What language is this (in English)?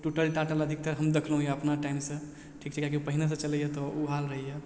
Maithili